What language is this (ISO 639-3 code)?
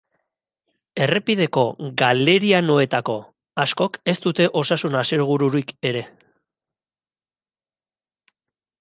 eus